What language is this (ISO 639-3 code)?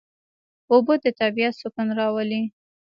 pus